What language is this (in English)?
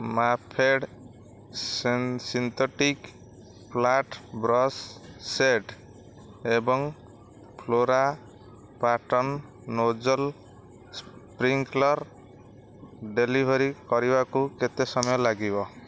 Odia